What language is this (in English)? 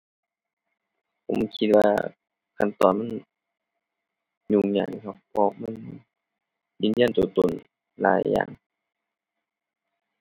Thai